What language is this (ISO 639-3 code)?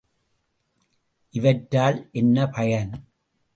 tam